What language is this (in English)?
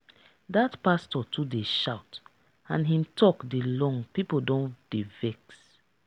Nigerian Pidgin